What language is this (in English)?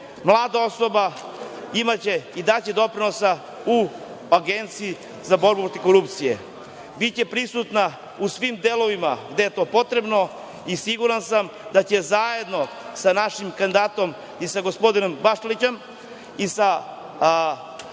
Serbian